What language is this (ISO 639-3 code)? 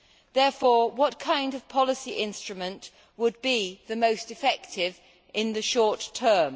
eng